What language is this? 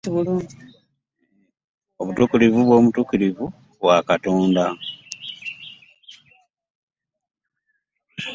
Ganda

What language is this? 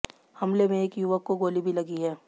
Hindi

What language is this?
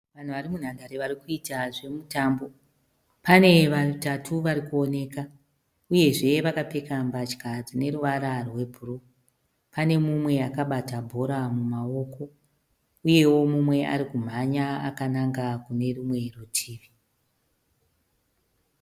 Shona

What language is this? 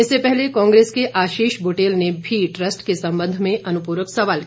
Hindi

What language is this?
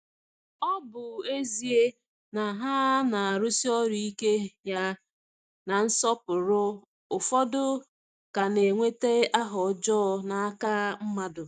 Igbo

